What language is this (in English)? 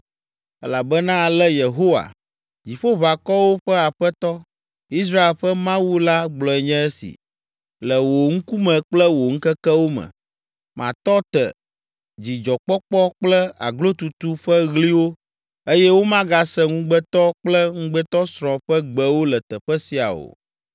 Ewe